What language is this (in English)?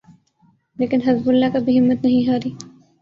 Urdu